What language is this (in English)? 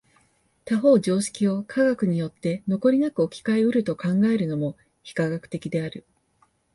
Japanese